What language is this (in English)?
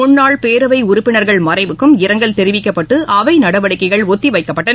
Tamil